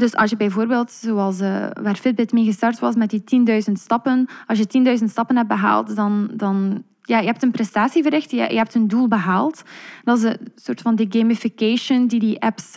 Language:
Dutch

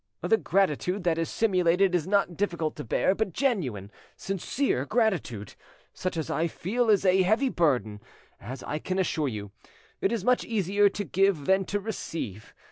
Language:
English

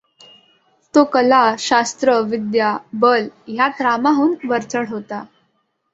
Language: Marathi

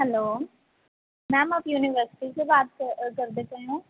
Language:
Punjabi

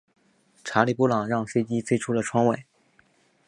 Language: Chinese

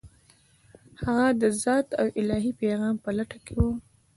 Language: Pashto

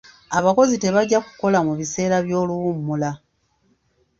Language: Ganda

